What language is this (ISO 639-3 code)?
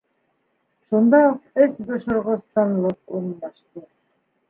bak